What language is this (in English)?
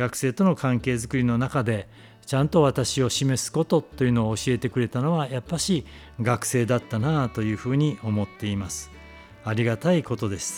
Japanese